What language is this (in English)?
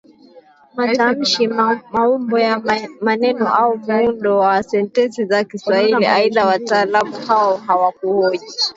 Swahili